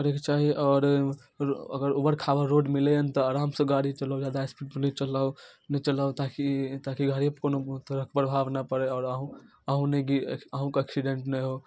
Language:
Maithili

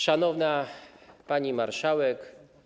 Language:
Polish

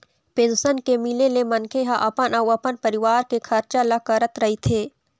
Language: Chhattisgarhi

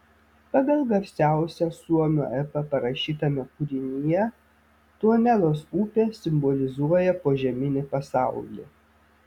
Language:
Lithuanian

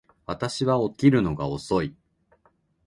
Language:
Japanese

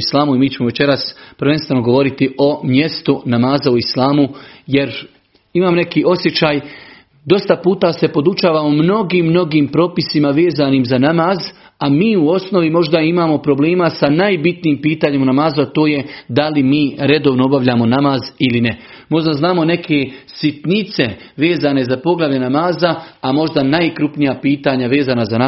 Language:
Croatian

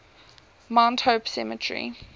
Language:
English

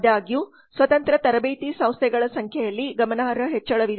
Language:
Kannada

